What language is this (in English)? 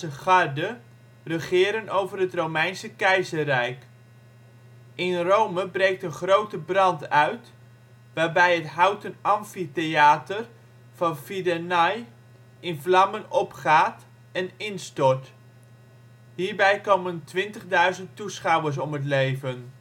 Dutch